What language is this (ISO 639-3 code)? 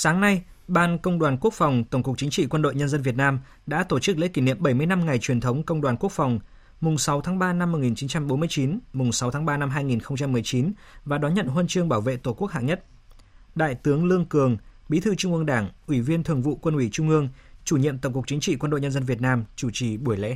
vie